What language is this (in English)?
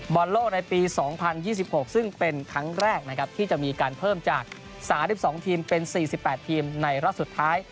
Thai